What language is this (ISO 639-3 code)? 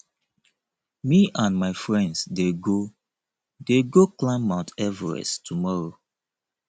pcm